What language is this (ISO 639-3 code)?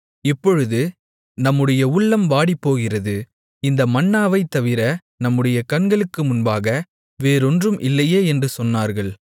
tam